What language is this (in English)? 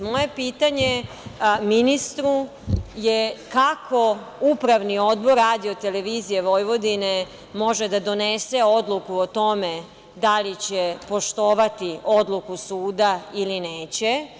Serbian